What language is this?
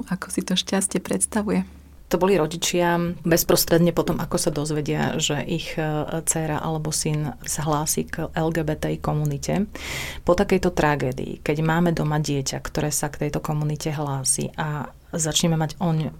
Slovak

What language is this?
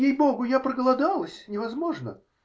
Russian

